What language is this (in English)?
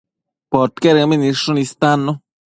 Matsés